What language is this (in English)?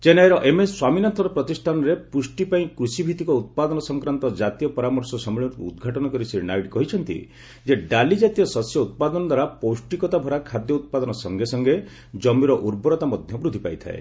Odia